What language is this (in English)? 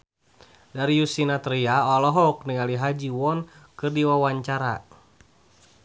Sundanese